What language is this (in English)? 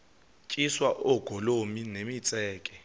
Xhosa